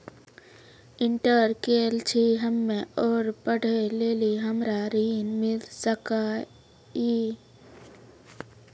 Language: Maithili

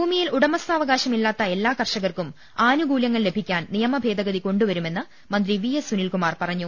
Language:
Malayalam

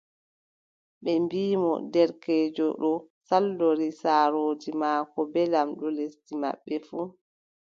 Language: Adamawa Fulfulde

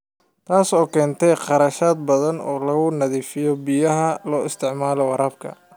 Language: Somali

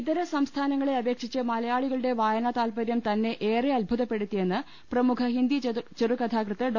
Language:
Malayalam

